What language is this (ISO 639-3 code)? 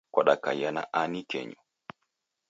dav